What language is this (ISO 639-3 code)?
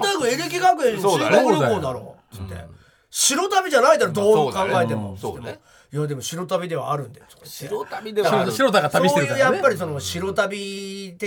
jpn